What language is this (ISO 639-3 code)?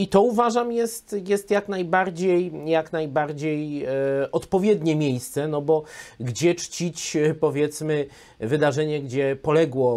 pol